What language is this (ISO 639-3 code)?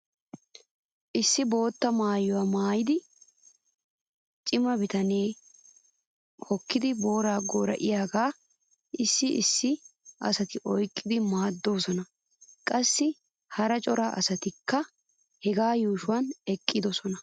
wal